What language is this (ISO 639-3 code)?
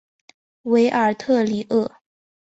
zho